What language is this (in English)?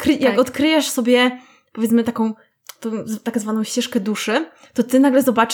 Polish